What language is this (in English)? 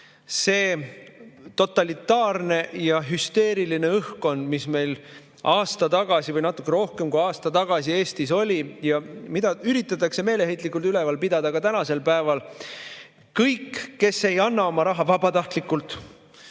Estonian